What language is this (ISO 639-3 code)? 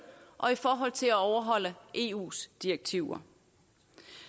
dan